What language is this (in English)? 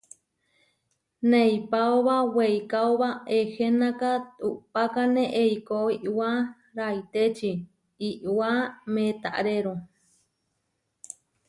Huarijio